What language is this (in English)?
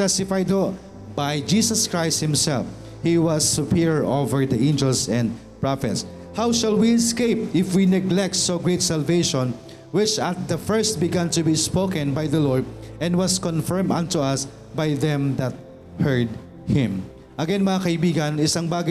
Filipino